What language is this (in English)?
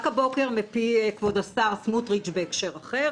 Hebrew